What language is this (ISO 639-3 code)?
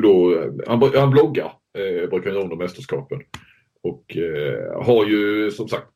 swe